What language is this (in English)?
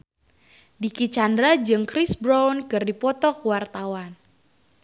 Sundanese